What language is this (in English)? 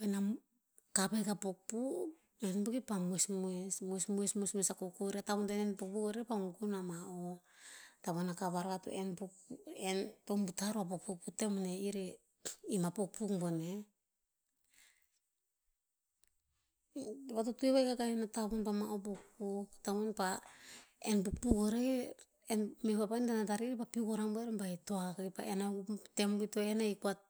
Tinputz